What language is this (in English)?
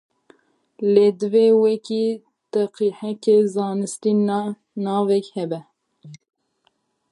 Kurdish